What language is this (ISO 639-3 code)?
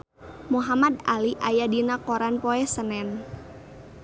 sun